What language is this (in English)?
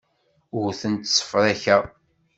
Kabyle